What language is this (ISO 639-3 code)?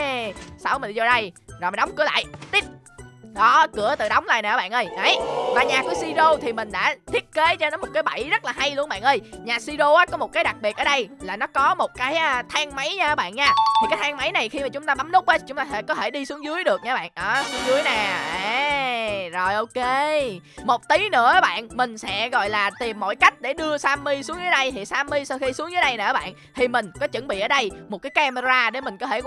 vie